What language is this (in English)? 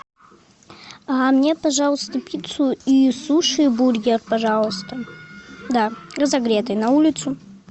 Russian